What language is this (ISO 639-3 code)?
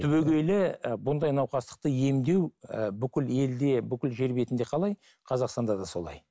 kaz